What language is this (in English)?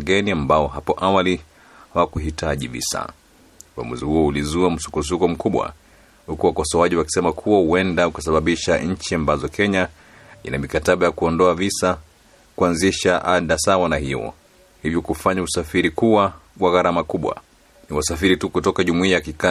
Swahili